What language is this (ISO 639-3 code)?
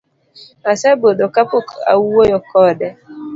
luo